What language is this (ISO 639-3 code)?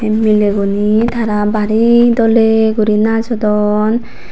ccp